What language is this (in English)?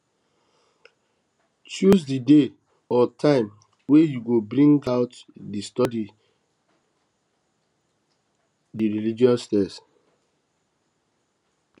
Nigerian Pidgin